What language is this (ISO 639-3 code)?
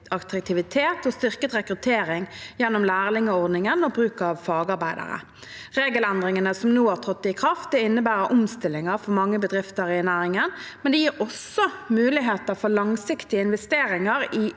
nor